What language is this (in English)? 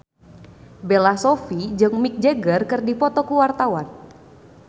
Sundanese